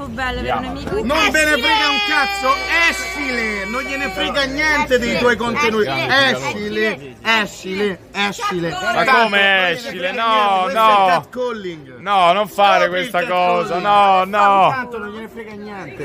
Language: Italian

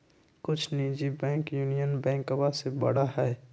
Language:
Magahi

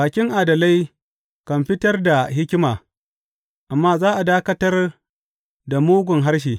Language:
Hausa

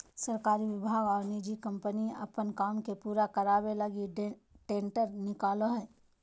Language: Magahi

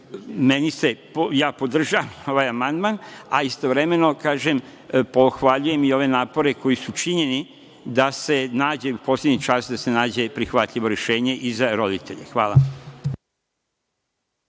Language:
Serbian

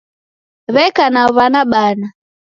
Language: Taita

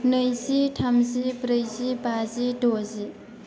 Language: Bodo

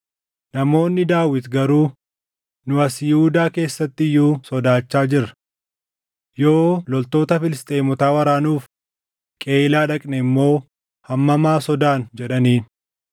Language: Oromo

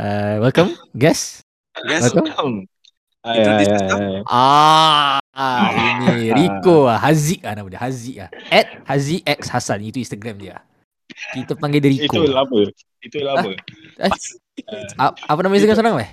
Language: Malay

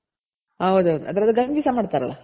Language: Kannada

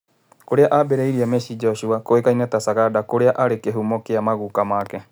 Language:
Kikuyu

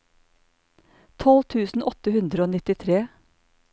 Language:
Norwegian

